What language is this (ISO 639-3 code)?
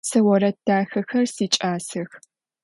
ady